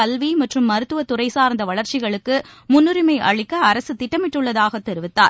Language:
Tamil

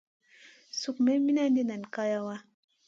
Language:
Masana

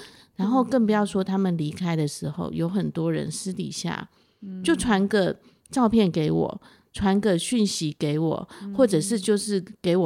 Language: Chinese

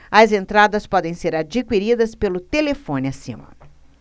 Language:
Portuguese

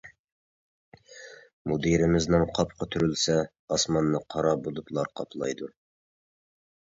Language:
Uyghur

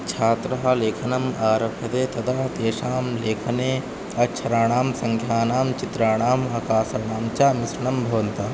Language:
Sanskrit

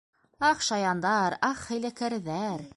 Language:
Bashkir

